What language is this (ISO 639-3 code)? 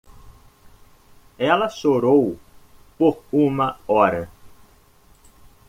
por